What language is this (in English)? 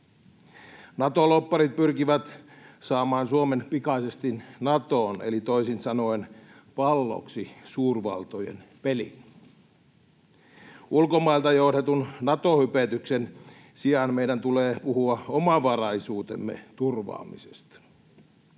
Finnish